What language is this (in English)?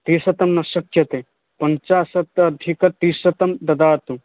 Sanskrit